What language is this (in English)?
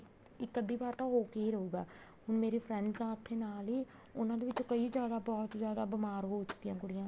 Punjabi